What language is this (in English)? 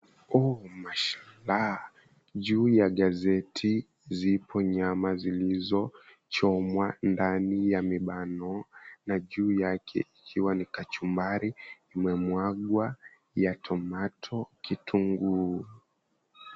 Swahili